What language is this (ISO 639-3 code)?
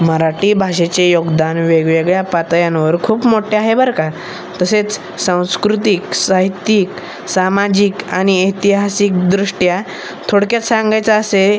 mar